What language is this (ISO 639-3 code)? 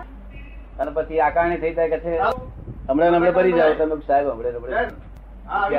guj